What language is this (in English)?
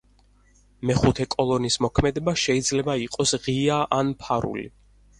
Georgian